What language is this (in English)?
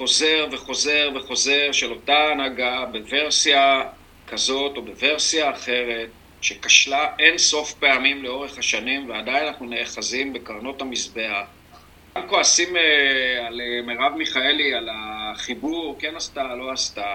Hebrew